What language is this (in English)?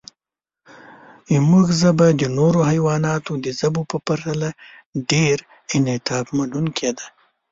Pashto